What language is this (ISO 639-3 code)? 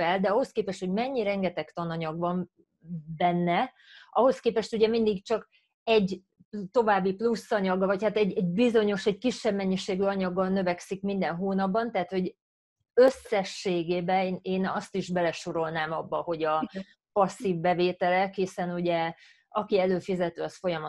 hun